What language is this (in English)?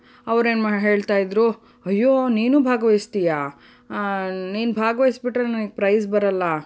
Kannada